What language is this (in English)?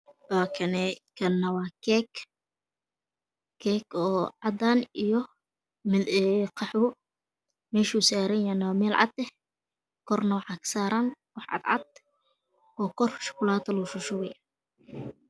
Somali